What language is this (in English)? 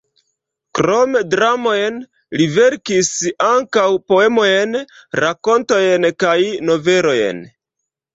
Esperanto